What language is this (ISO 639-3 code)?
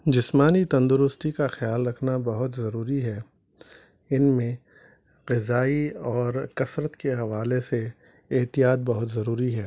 urd